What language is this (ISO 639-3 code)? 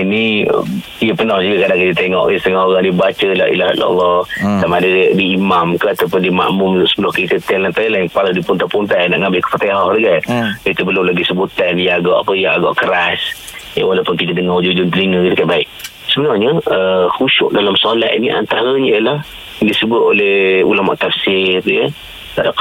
msa